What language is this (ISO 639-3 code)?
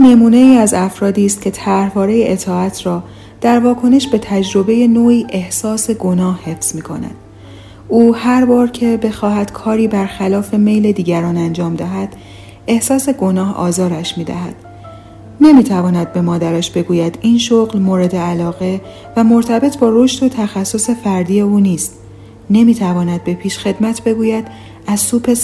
fas